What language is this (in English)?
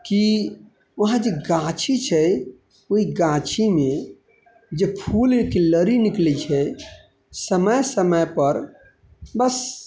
Maithili